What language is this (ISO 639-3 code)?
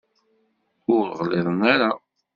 kab